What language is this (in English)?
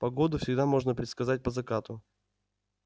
Russian